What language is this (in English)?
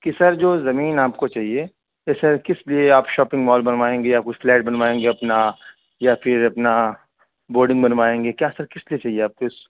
Urdu